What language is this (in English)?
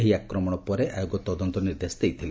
Odia